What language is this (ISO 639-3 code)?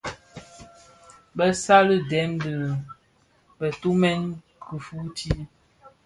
ksf